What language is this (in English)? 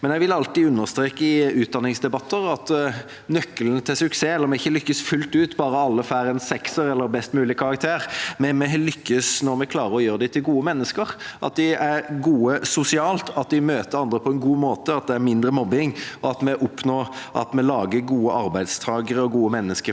Norwegian